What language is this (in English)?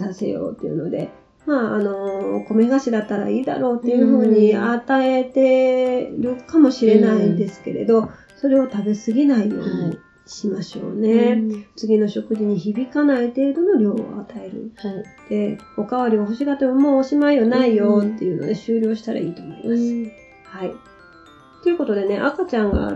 Japanese